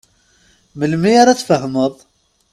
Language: Kabyle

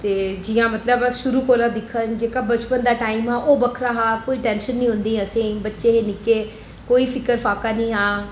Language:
Dogri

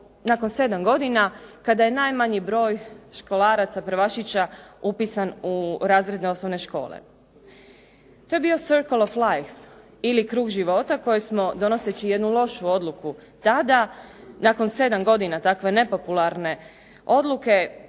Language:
Croatian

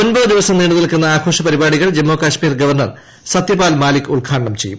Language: Malayalam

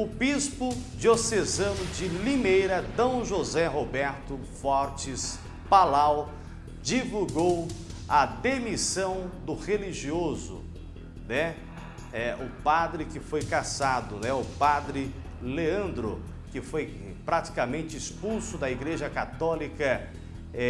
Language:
Portuguese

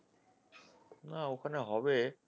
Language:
Bangla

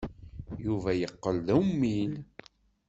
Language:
Kabyle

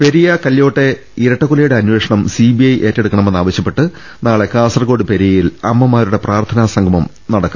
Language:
Malayalam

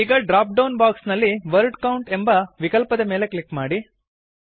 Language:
Kannada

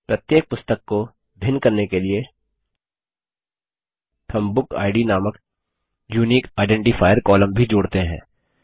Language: Hindi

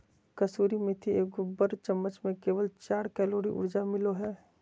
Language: Magahi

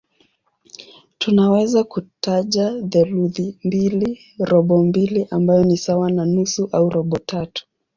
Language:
Swahili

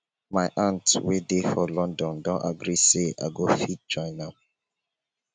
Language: Nigerian Pidgin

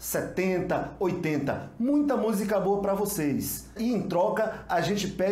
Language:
Portuguese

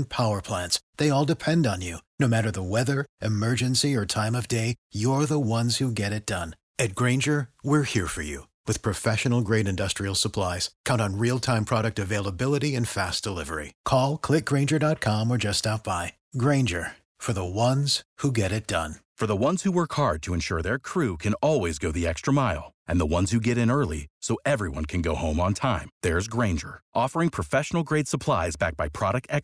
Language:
Romanian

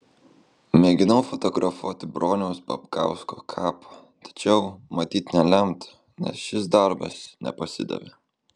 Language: Lithuanian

